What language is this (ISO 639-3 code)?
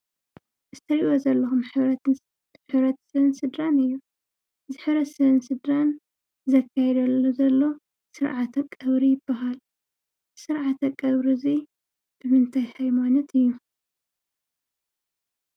tir